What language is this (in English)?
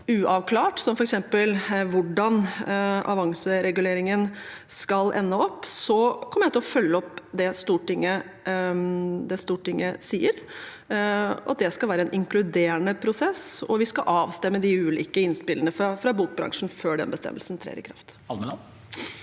Norwegian